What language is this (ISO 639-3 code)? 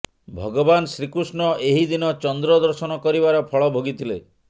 ori